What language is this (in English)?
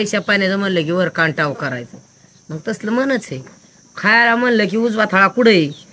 Romanian